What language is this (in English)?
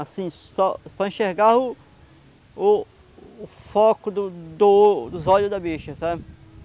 Portuguese